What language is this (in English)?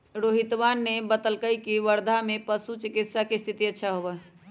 Magahi